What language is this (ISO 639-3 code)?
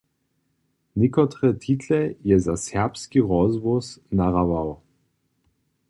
hsb